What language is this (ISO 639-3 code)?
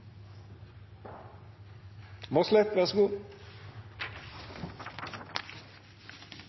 nno